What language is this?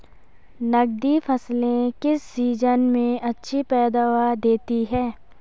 Hindi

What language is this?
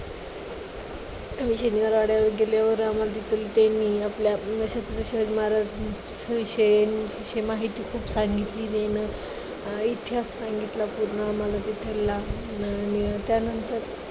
Marathi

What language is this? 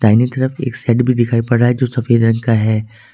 Hindi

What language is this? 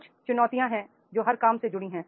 Hindi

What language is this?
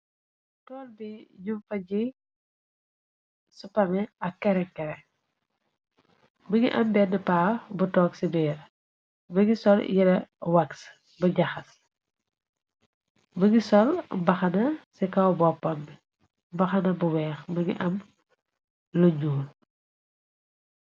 Wolof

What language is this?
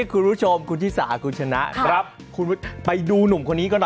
Thai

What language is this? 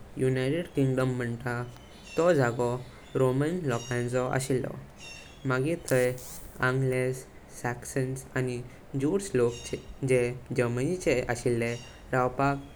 Konkani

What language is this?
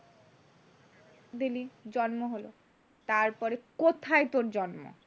Bangla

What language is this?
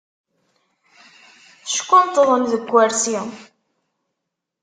Kabyle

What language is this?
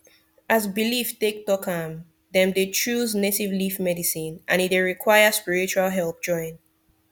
Nigerian Pidgin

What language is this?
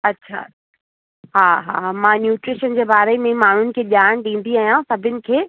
Sindhi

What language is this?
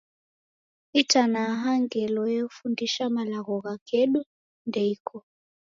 Taita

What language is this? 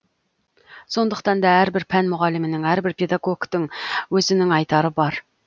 Kazakh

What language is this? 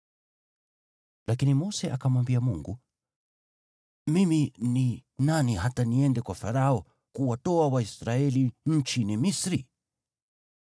Swahili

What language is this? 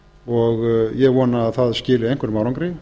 Icelandic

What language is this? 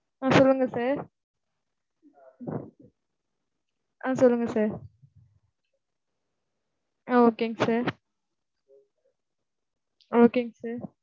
Tamil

